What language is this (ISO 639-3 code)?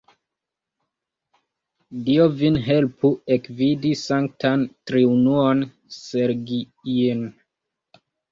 epo